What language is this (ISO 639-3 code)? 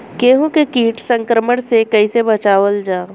bho